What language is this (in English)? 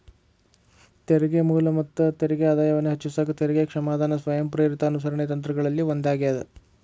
Kannada